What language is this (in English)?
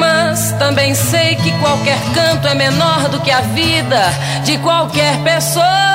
Portuguese